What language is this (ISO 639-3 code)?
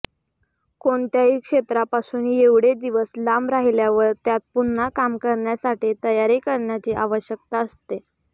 mar